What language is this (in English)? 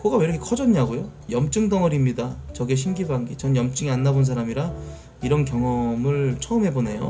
Korean